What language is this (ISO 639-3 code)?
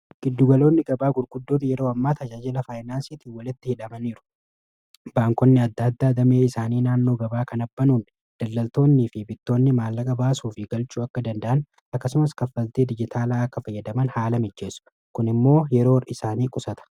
orm